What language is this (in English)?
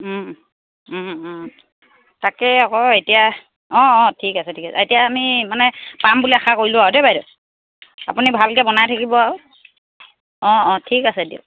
Assamese